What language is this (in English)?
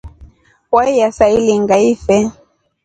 Rombo